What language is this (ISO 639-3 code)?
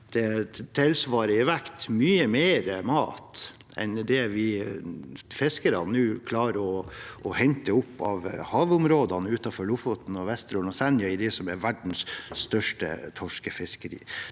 nor